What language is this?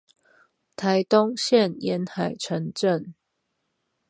Chinese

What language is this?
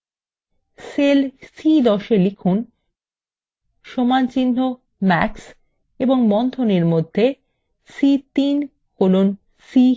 Bangla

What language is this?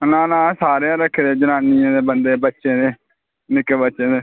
Dogri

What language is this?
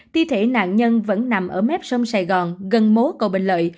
Vietnamese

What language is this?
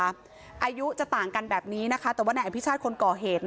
Thai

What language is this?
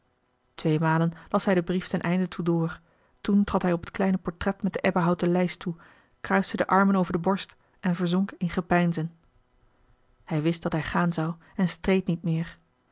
Dutch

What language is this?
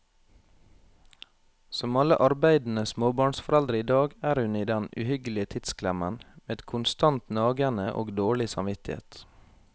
Norwegian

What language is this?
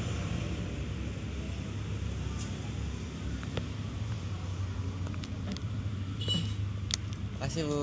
Indonesian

